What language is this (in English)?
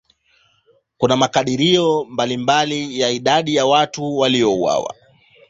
Swahili